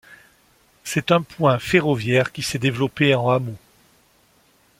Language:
French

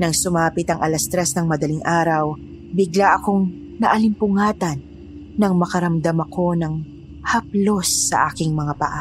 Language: Filipino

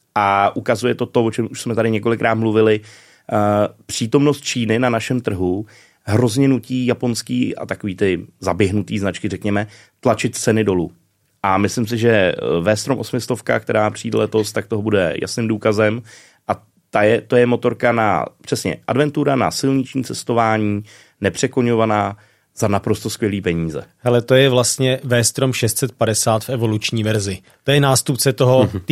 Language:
Czech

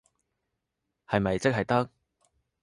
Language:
Cantonese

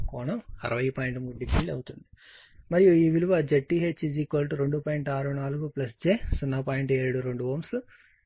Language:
Telugu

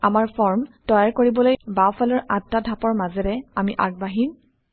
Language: Assamese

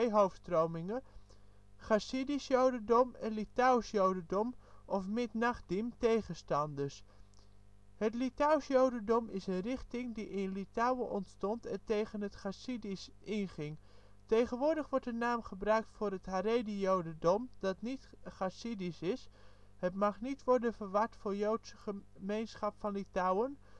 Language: Dutch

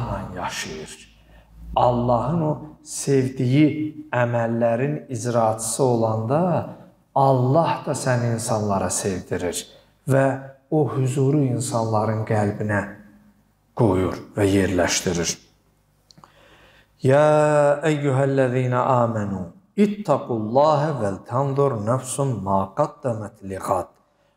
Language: Turkish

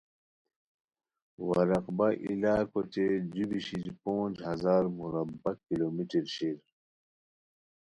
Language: Khowar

